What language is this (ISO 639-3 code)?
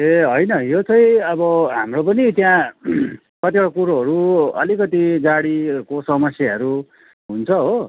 nep